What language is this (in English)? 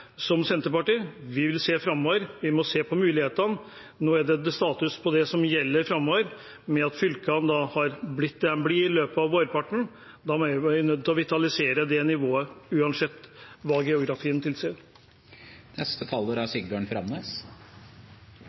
Norwegian Bokmål